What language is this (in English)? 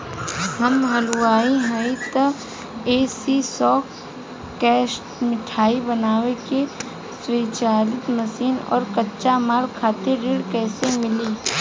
Bhojpuri